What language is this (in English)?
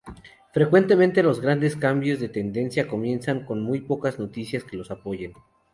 Spanish